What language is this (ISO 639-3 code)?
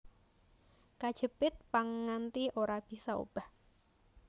jav